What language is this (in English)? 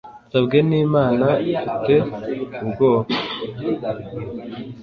Kinyarwanda